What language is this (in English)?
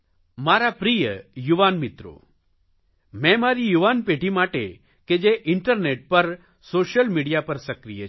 Gujarati